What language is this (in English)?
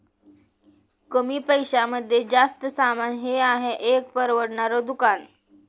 Marathi